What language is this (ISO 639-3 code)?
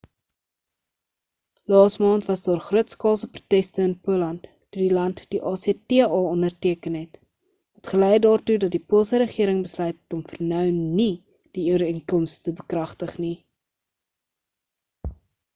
afr